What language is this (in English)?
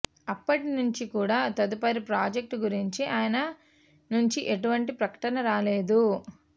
Telugu